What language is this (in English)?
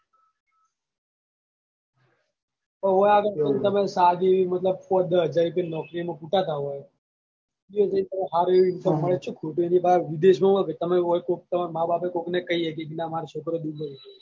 Gujarati